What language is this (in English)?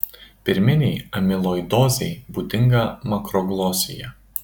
Lithuanian